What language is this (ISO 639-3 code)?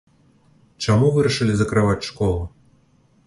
bel